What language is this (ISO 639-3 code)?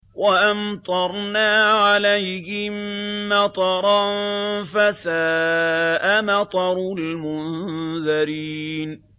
ara